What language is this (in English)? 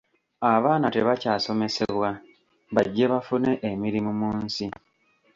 Ganda